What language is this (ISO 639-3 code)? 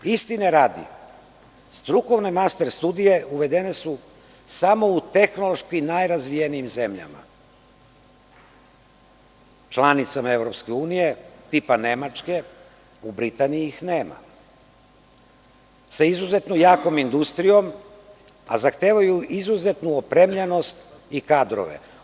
srp